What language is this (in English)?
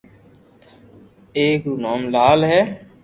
Loarki